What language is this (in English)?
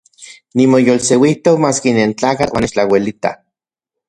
Central Puebla Nahuatl